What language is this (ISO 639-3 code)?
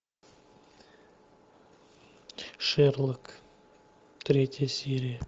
rus